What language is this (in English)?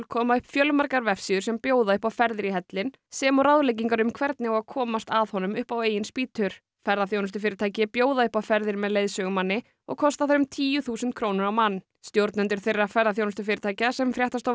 Icelandic